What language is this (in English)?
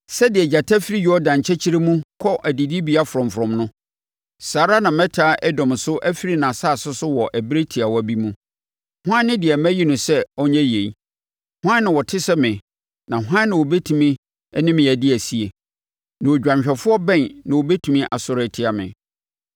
Akan